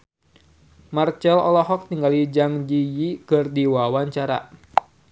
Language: Sundanese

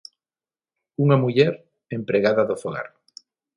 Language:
Galician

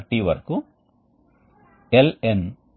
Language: Telugu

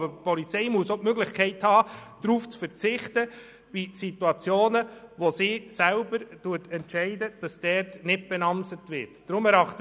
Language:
Swiss German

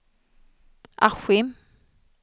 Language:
Swedish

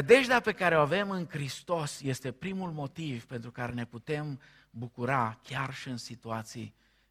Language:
Romanian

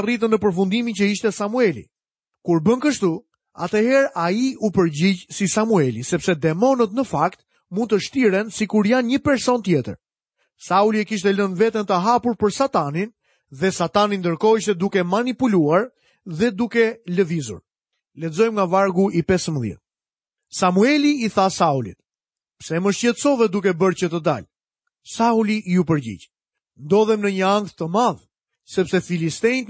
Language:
Malay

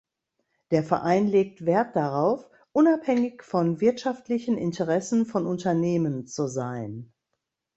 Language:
German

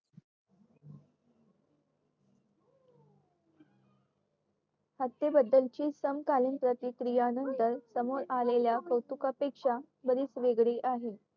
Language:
Marathi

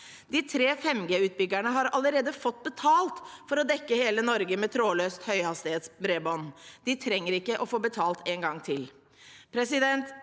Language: Norwegian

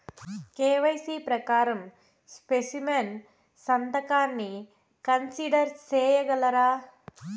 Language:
Telugu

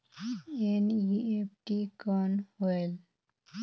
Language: Chhattisgarhi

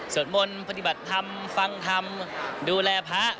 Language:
Thai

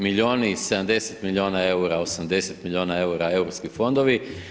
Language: Croatian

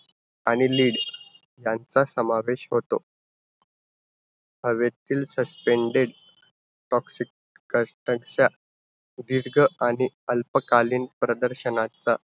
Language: Marathi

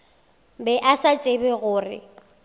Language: Northern Sotho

